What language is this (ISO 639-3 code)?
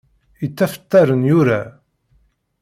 kab